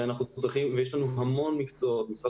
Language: Hebrew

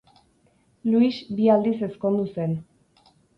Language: Basque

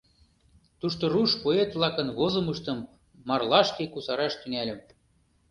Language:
Mari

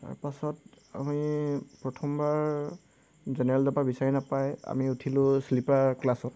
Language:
Assamese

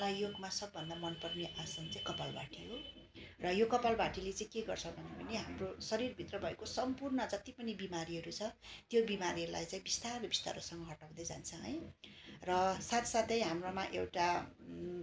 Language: Nepali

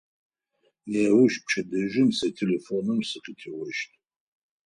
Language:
Adyghe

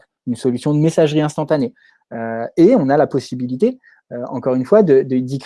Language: French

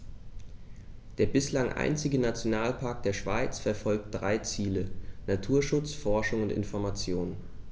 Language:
German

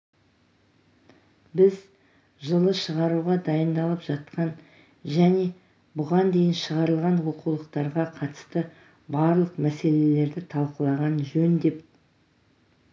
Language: Kazakh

